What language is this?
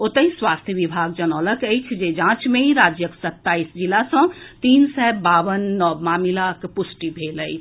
Maithili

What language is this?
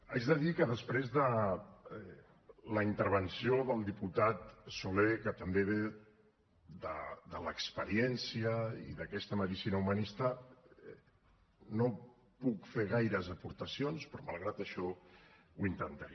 Catalan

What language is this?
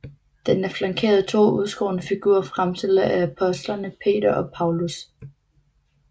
Danish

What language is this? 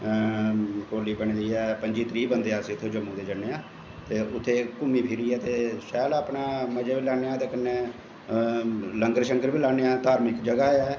Dogri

